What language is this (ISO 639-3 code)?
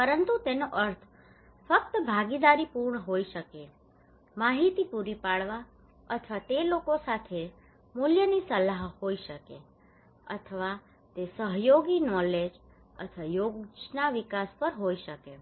guj